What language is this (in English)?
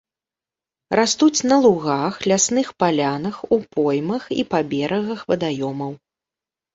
Belarusian